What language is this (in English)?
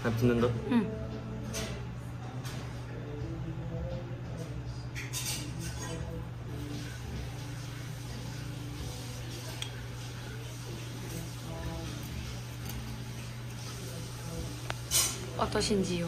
Korean